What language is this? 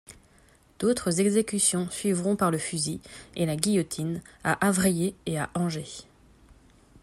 French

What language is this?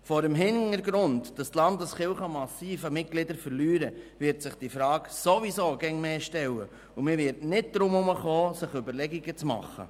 Swiss German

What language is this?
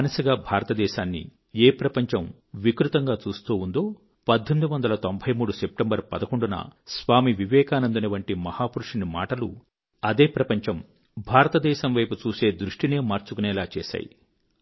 Telugu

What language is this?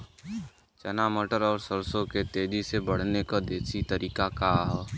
Bhojpuri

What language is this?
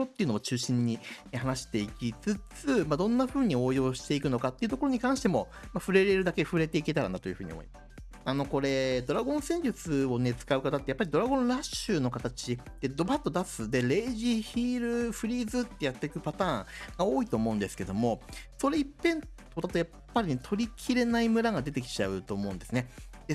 Japanese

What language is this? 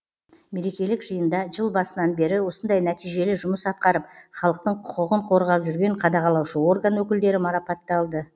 Kazakh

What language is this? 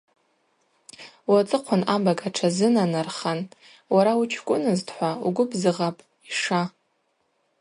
Abaza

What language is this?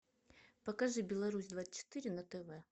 Russian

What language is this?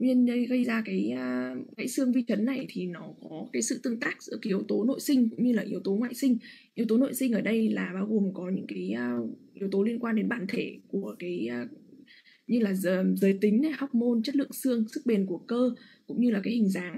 Vietnamese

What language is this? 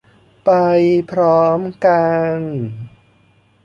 Thai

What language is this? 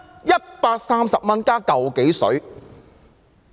Cantonese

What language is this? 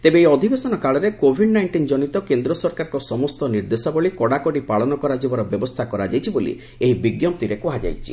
Odia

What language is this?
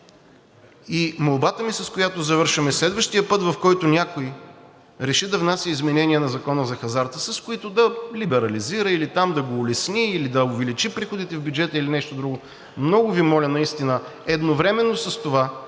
Bulgarian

